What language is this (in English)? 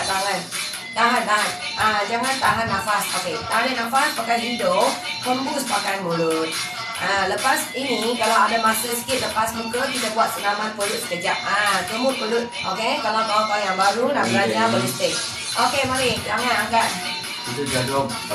Malay